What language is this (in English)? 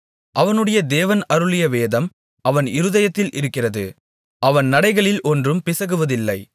Tamil